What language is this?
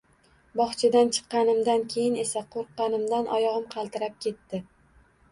Uzbek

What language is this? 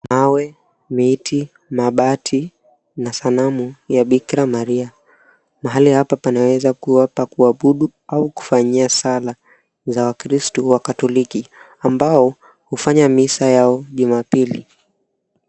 Swahili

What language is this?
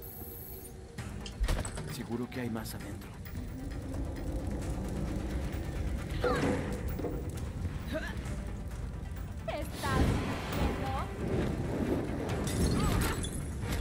Spanish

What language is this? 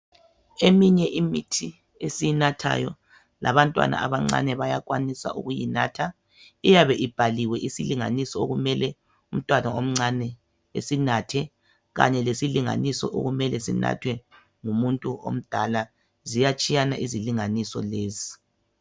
North Ndebele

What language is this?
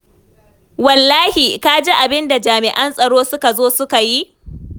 Hausa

